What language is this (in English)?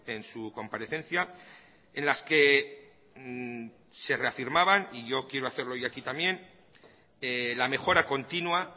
Spanish